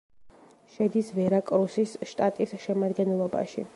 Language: Georgian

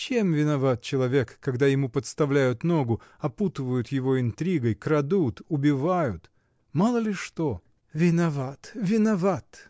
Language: Russian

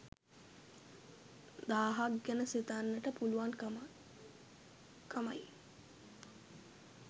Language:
Sinhala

